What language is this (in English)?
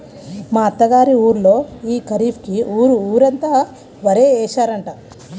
Telugu